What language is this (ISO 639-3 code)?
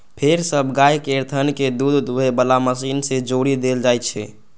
mai